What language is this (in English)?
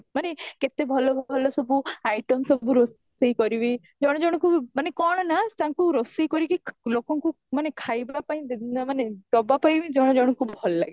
Odia